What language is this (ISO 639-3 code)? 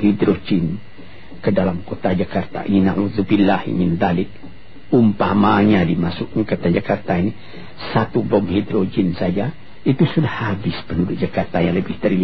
msa